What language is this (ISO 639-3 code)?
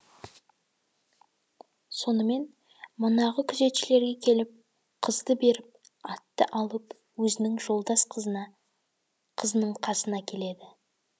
kaz